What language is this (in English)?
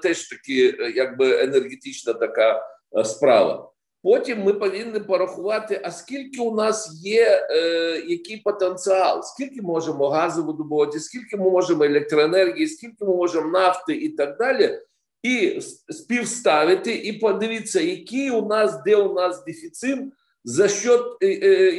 Ukrainian